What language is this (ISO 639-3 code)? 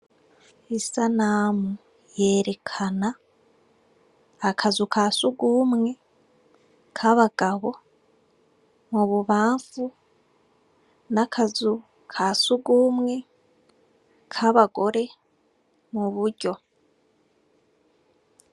run